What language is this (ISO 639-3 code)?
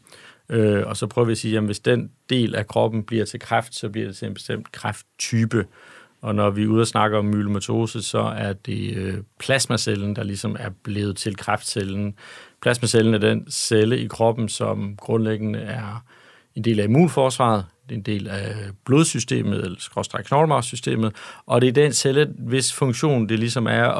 dan